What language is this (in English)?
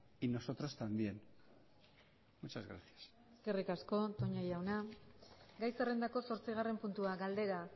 Basque